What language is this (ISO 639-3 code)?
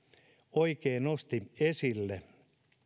fin